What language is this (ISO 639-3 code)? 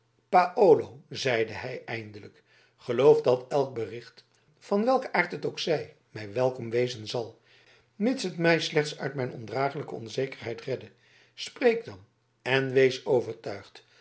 nld